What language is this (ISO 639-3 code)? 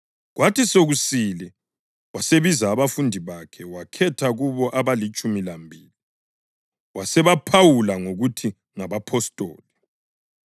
nde